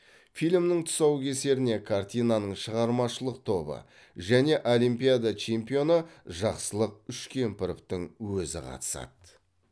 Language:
Kazakh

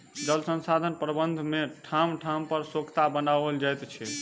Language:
Maithili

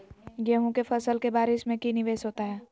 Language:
Magahi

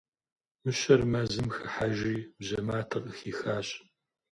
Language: Kabardian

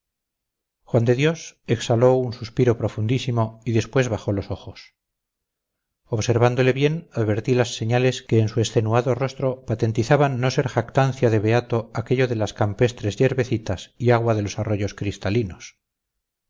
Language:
Spanish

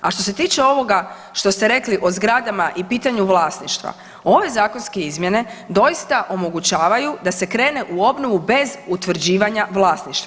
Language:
Croatian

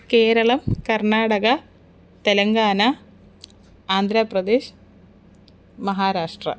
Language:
Sanskrit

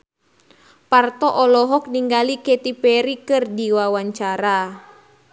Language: Sundanese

